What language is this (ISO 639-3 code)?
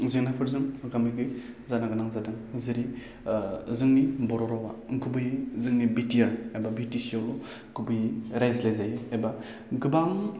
brx